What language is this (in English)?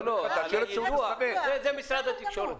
Hebrew